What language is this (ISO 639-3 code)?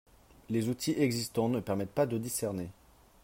fra